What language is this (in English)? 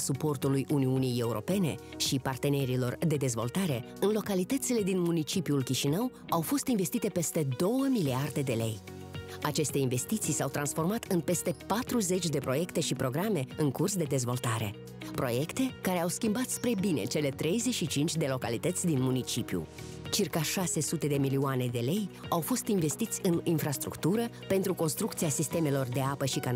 Romanian